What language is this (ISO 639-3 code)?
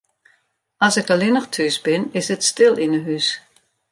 fry